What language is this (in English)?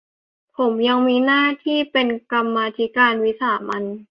Thai